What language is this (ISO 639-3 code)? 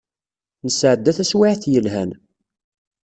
kab